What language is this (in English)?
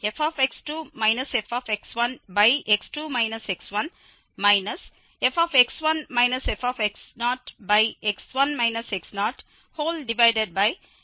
Tamil